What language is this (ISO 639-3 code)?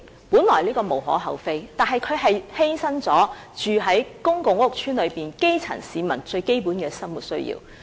yue